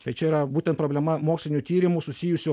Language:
Lithuanian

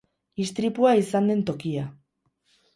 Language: Basque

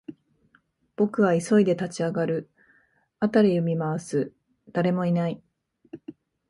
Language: Japanese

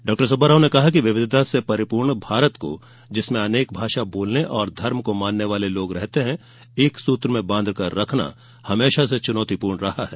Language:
Hindi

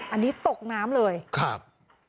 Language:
Thai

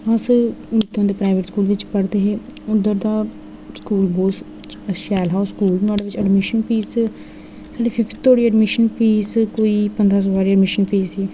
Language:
Dogri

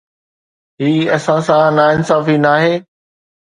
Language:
Sindhi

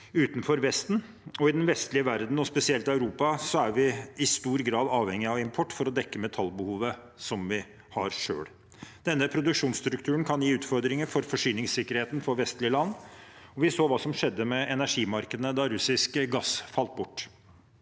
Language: Norwegian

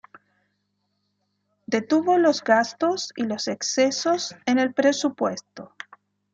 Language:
Spanish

